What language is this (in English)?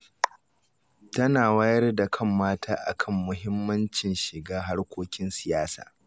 Hausa